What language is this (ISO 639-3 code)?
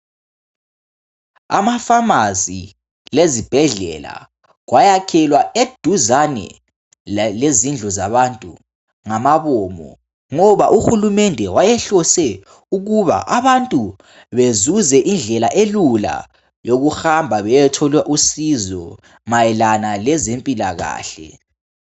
nde